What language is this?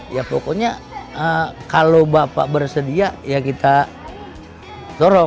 Indonesian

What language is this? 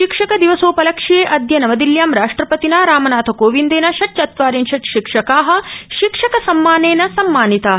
Sanskrit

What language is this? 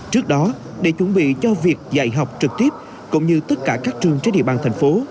Vietnamese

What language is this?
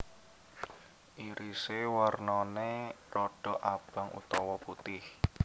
Javanese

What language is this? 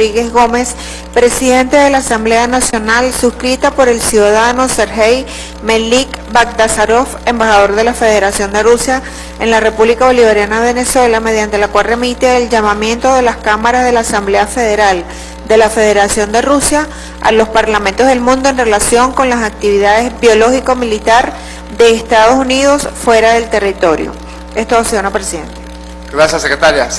Spanish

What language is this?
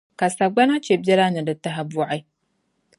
Dagbani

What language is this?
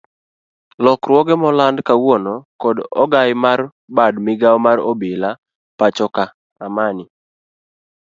Luo (Kenya and Tanzania)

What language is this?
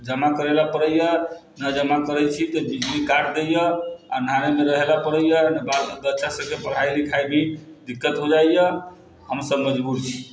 Maithili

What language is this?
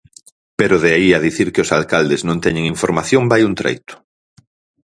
Galician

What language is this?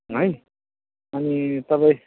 Nepali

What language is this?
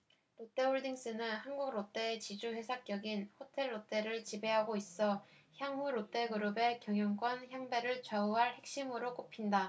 Korean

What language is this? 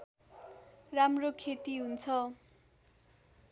Nepali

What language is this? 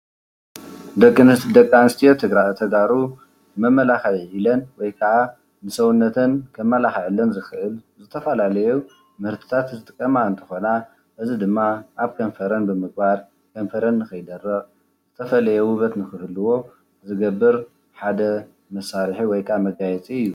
Tigrinya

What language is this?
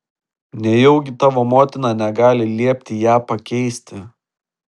Lithuanian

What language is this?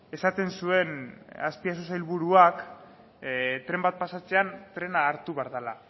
Basque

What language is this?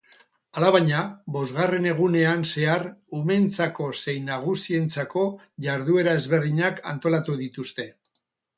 Basque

